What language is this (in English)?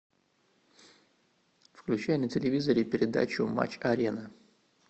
Russian